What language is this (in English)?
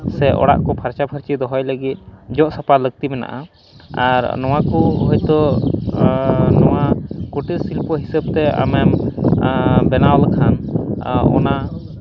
Santali